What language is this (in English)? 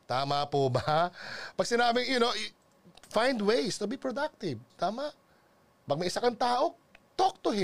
Filipino